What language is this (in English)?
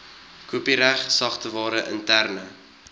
Afrikaans